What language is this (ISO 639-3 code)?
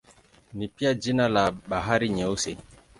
swa